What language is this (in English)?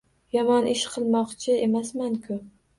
Uzbek